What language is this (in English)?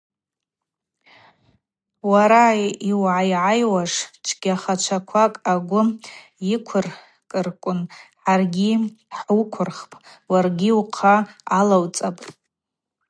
Abaza